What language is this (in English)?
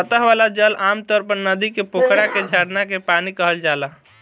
Bhojpuri